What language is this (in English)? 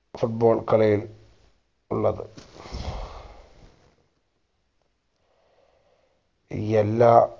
Malayalam